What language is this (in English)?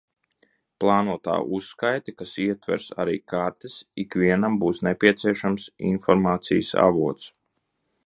Latvian